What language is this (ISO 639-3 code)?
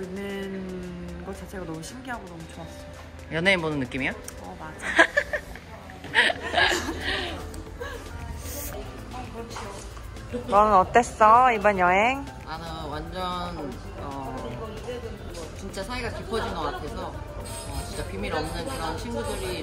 kor